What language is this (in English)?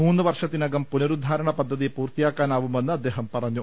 Malayalam